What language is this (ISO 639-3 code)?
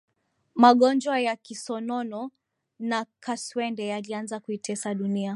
swa